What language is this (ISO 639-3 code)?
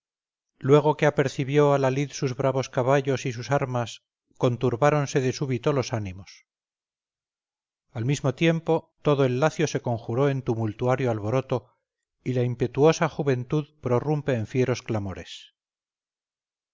spa